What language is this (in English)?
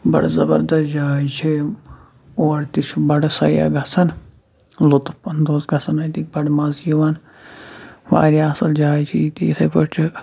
Kashmiri